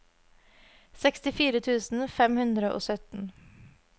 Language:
Norwegian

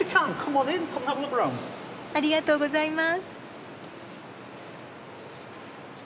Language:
Japanese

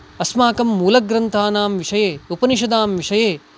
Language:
Sanskrit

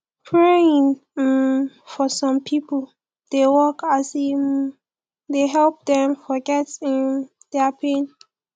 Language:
Nigerian Pidgin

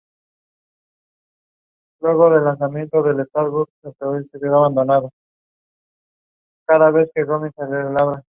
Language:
Spanish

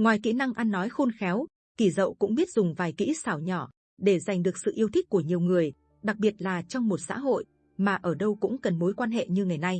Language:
Vietnamese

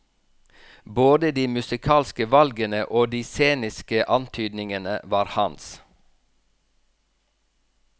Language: Norwegian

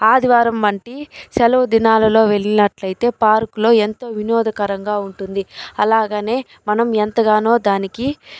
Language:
Telugu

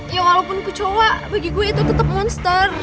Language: Indonesian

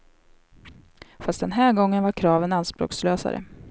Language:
Swedish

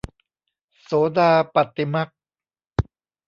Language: Thai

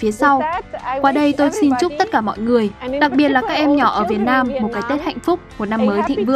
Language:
Vietnamese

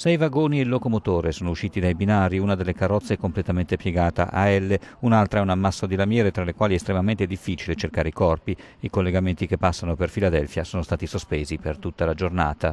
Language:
Italian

